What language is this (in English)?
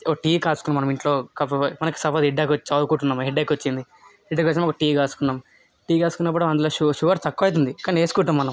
Telugu